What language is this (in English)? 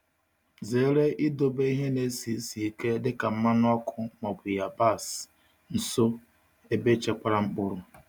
Igbo